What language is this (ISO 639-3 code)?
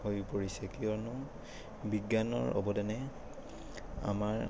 asm